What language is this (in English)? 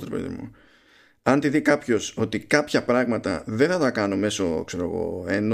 Greek